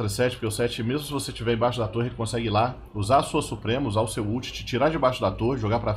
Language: Portuguese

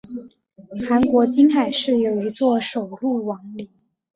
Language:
Chinese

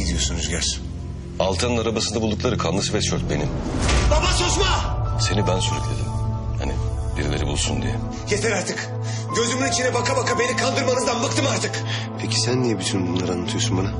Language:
Turkish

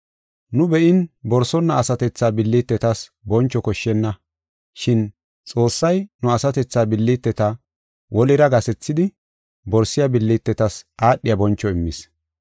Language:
Gofa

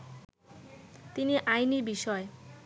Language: Bangla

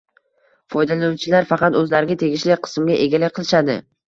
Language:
Uzbek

